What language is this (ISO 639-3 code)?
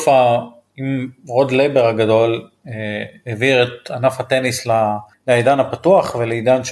heb